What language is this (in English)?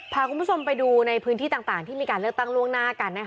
Thai